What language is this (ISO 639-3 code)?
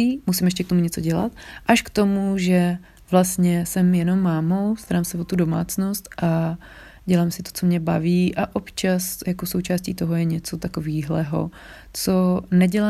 ces